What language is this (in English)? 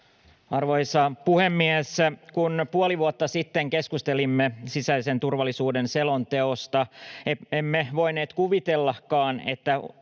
Finnish